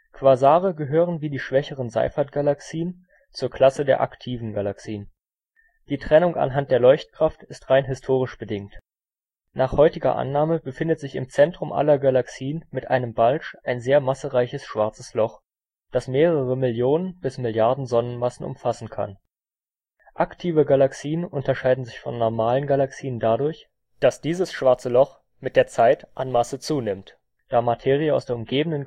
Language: German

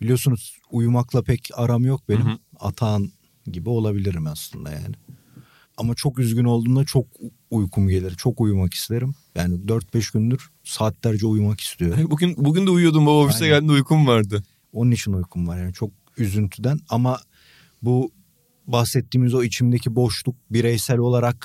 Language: Turkish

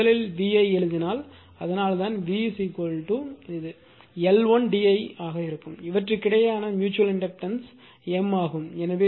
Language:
Tamil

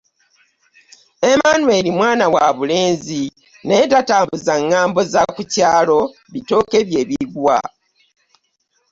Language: Ganda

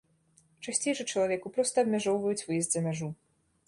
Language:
Belarusian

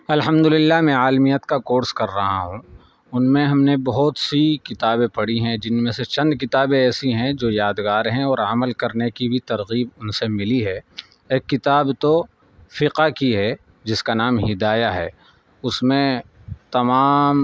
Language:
Urdu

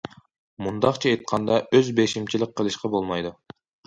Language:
Uyghur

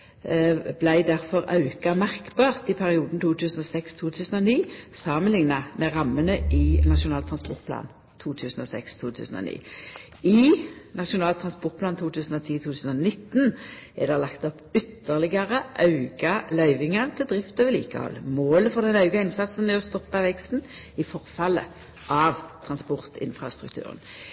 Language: Norwegian Nynorsk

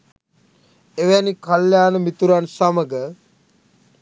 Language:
Sinhala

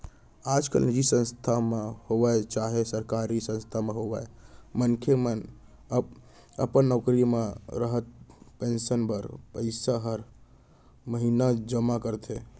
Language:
Chhattisgarhi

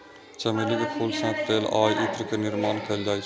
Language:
Maithili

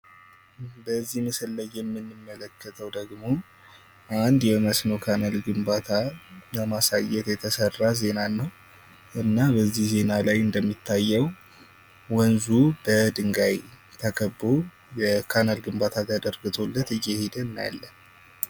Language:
Amharic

